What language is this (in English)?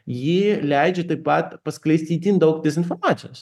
Lithuanian